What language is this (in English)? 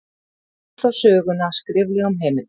Icelandic